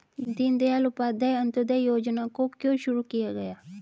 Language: Hindi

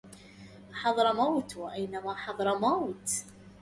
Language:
Arabic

